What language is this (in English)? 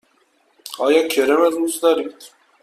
Persian